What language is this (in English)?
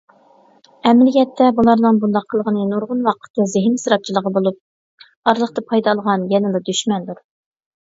Uyghur